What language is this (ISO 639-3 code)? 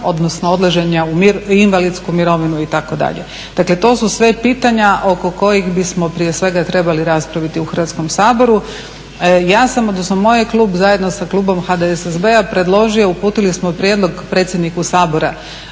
hrv